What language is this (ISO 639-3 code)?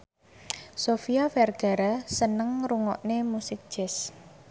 jav